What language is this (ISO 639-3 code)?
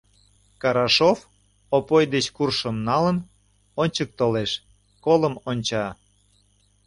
chm